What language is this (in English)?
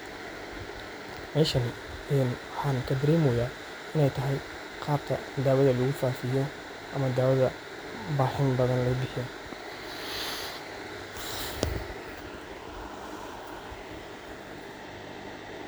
Somali